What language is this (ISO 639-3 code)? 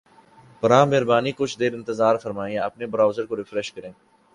urd